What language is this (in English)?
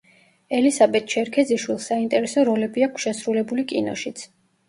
Georgian